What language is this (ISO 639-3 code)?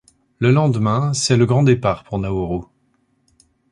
fra